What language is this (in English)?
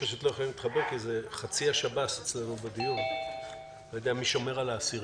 Hebrew